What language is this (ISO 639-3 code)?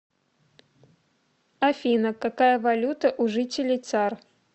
rus